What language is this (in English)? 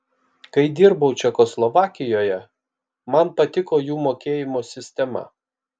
Lithuanian